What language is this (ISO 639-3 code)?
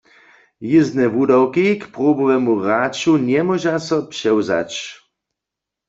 hsb